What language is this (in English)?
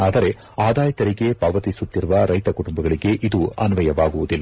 Kannada